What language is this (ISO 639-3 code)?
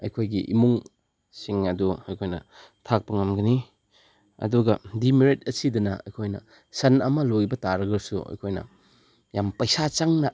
mni